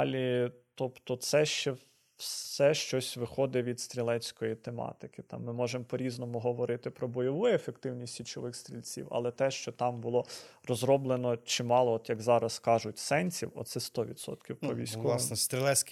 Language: Ukrainian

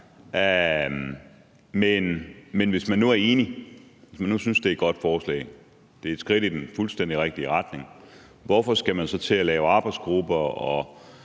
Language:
Danish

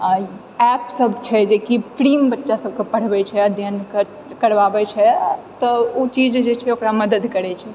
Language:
Maithili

